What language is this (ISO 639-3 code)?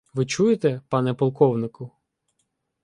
ukr